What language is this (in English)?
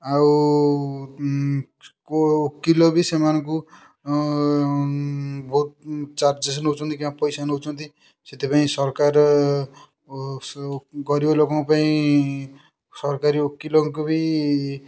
Odia